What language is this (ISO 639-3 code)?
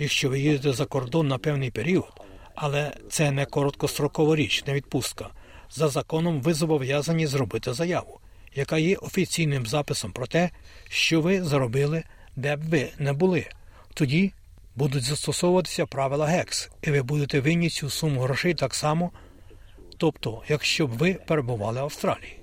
ukr